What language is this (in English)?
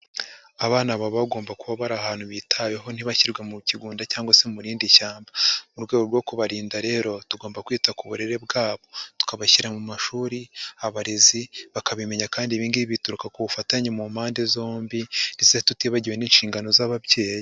Kinyarwanda